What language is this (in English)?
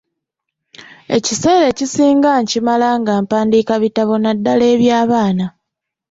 Ganda